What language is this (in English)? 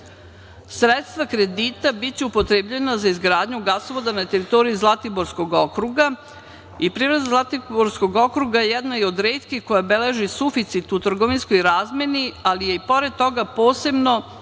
Serbian